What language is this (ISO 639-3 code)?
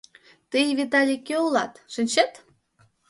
chm